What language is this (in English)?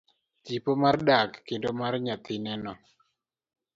Luo (Kenya and Tanzania)